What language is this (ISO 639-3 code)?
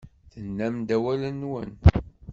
kab